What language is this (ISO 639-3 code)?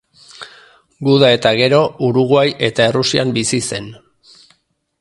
eus